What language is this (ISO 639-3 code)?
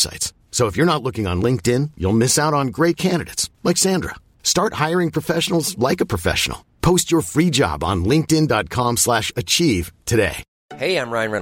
swe